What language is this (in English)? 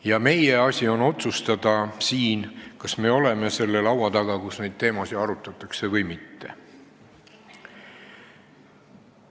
Estonian